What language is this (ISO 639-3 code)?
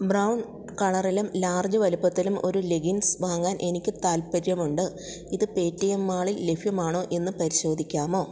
mal